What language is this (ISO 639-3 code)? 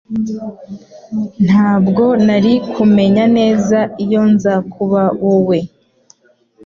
kin